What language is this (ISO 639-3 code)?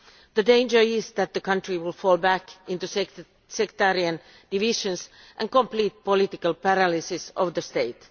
eng